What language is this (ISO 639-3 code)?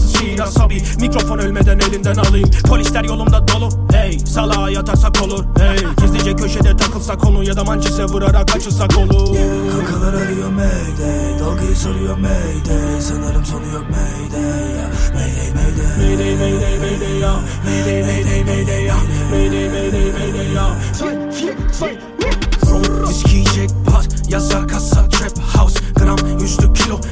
tur